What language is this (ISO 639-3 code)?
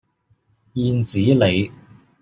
yue